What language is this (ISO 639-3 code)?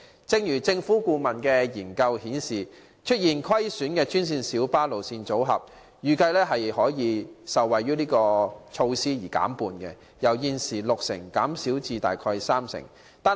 yue